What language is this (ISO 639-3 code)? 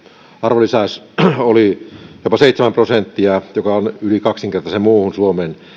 fin